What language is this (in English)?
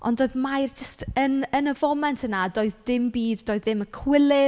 Welsh